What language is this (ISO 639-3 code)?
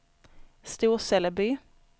swe